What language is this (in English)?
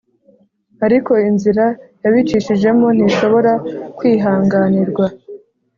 Kinyarwanda